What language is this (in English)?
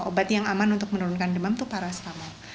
Indonesian